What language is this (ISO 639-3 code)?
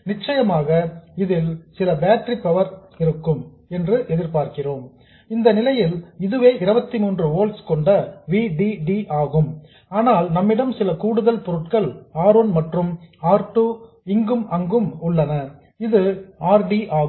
tam